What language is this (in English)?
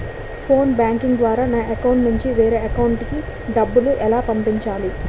Telugu